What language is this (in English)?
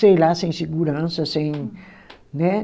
Portuguese